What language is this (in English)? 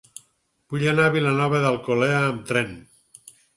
Catalan